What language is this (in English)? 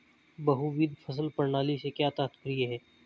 Hindi